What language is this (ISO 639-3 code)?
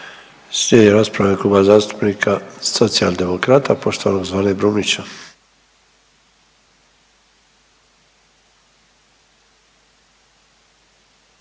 hrv